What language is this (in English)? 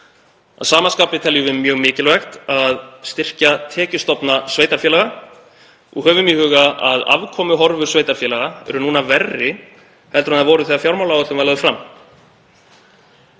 Icelandic